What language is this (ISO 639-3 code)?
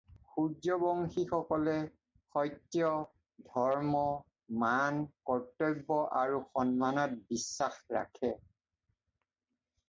asm